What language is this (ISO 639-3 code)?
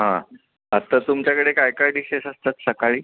mar